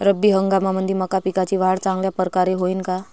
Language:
Marathi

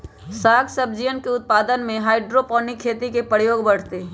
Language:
Magahi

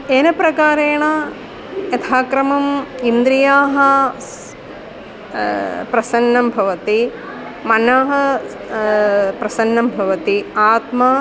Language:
Sanskrit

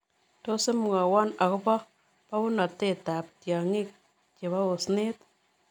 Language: Kalenjin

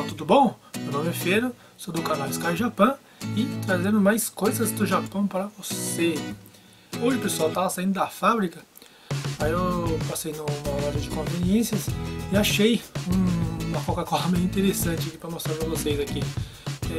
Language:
Portuguese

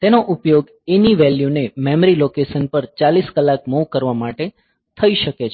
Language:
Gujarati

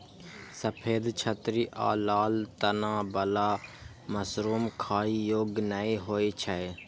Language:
Maithili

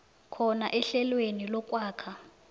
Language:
South Ndebele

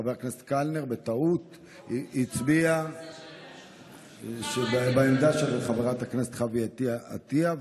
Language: Hebrew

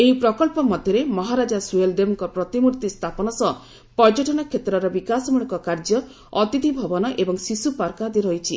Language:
Odia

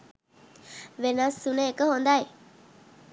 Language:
Sinhala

